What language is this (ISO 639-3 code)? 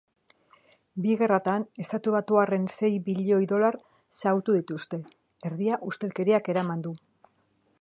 eus